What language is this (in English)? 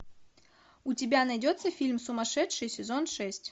Russian